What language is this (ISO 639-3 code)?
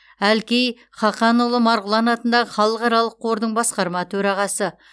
kaz